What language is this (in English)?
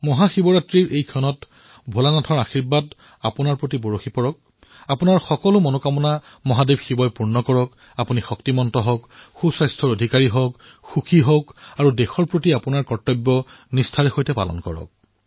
Assamese